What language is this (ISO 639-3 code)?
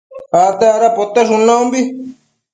mcf